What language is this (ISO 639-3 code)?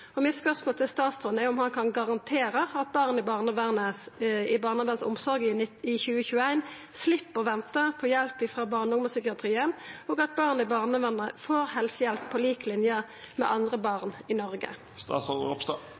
nno